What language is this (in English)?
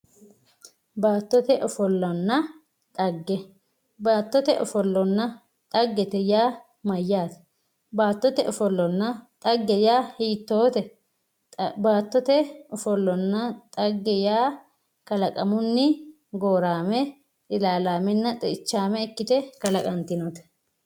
Sidamo